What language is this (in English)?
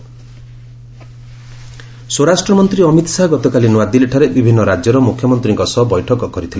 Odia